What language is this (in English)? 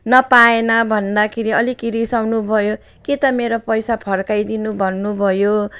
Nepali